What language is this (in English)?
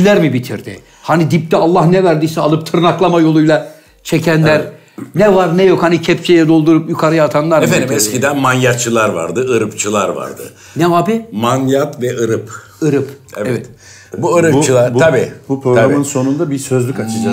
Turkish